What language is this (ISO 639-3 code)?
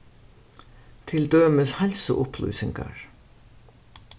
fao